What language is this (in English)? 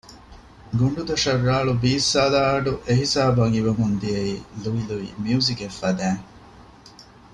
Divehi